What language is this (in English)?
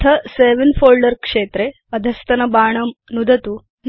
Sanskrit